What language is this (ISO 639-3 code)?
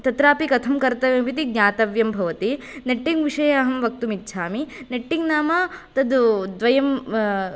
san